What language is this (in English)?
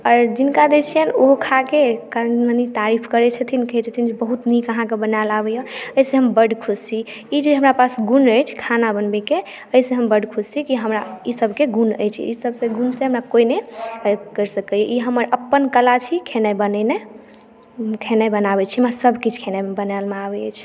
Maithili